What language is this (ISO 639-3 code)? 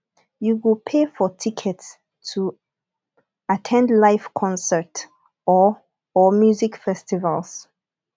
pcm